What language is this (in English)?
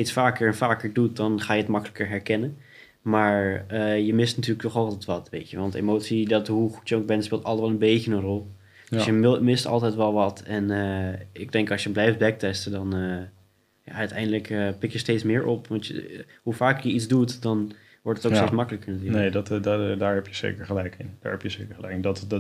Dutch